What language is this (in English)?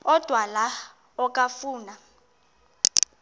Xhosa